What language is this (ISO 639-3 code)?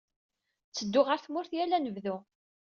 kab